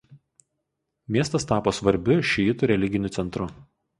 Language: Lithuanian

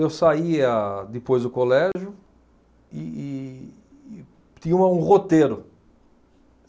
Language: Portuguese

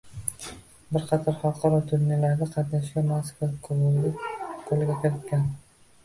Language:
Uzbek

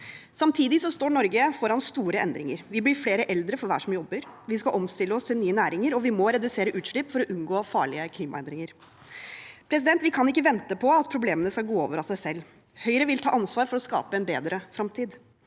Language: Norwegian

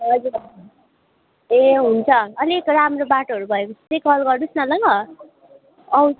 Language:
Nepali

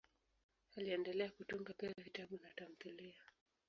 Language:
Swahili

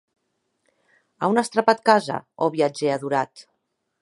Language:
Occitan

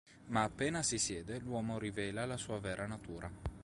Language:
Italian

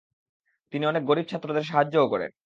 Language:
Bangla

